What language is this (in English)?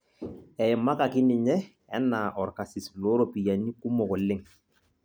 Masai